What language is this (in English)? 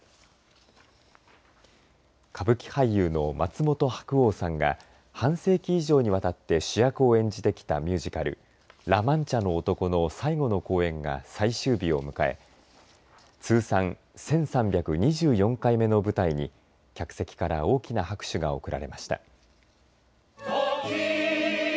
Japanese